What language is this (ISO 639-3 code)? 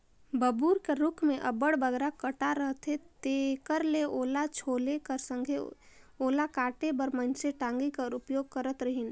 hne